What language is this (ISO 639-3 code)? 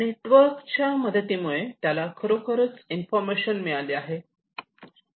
mar